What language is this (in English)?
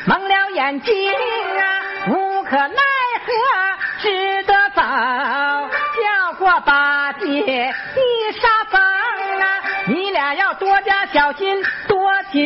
Chinese